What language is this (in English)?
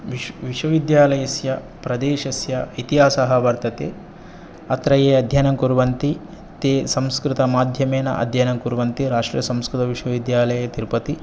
Sanskrit